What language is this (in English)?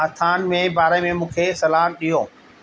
Sindhi